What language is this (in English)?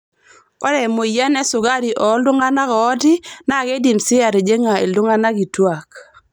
Masai